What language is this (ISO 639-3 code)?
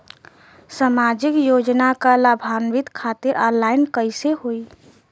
bho